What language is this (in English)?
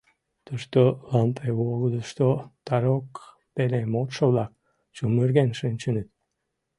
Mari